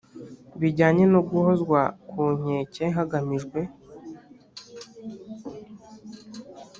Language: Kinyarwanda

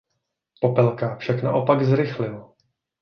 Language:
Czech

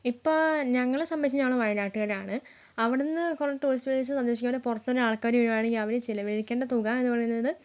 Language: Malayalam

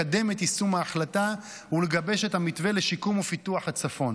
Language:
Hebrew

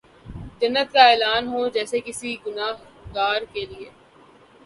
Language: Urdu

